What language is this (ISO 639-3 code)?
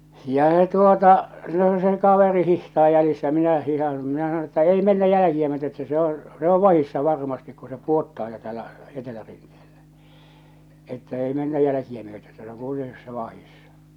fin